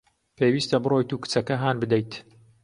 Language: Central Kurdish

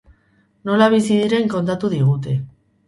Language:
Basque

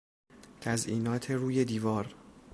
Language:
Persian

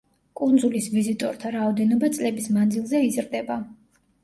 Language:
Georgian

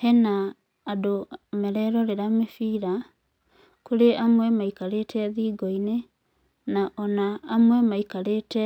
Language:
Kikuyu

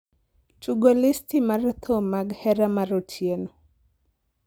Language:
Luo (Kenya and Tanzania)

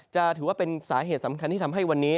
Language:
Thai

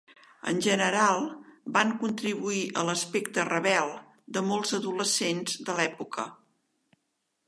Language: Catalan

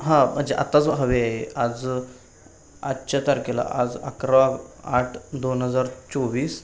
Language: Marathi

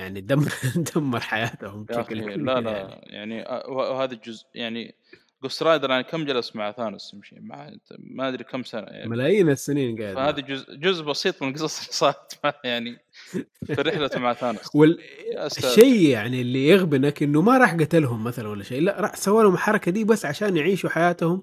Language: Arabic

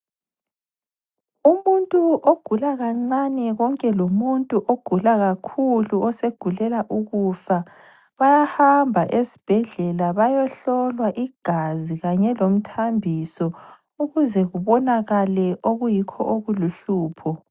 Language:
North Ndebele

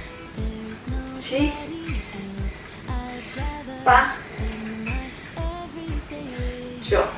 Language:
Chinese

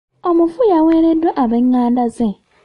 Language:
Ganda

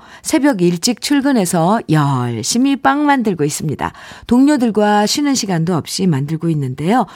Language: Korean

